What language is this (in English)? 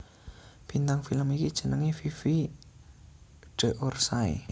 Javanese